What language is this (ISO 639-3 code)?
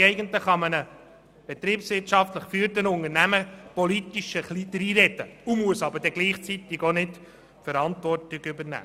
gsw